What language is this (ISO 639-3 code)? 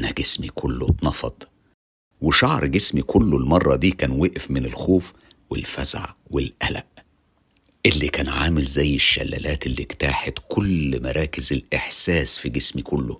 ara